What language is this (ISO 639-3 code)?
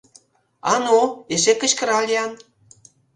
chm